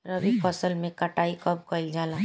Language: Bhojpuri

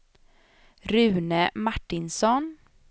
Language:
Swedish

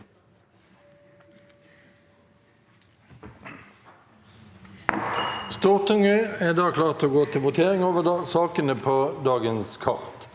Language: Norwegian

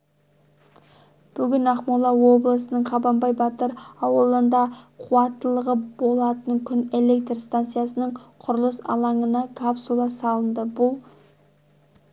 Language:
Kazakh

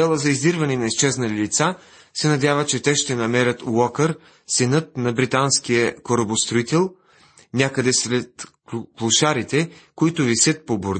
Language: Bulgarian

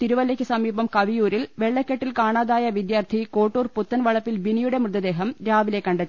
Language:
Malayalam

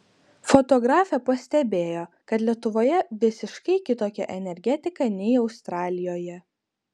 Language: Lithuanian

